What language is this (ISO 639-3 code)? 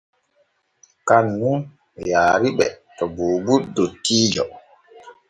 fue